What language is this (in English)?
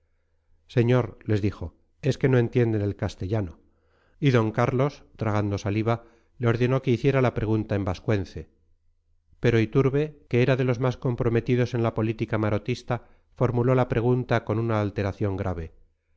Spanish